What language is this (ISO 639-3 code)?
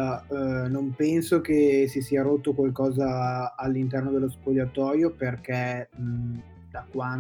ita